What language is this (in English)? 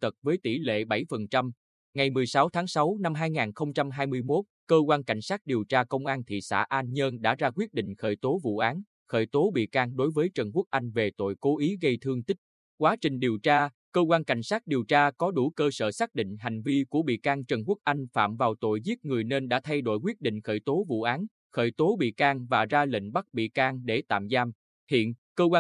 Vietnamese